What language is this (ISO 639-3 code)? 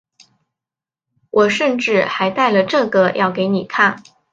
zho